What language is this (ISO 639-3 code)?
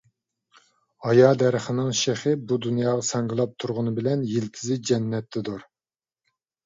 uig